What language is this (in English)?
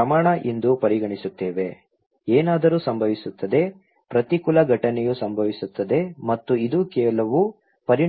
Kannada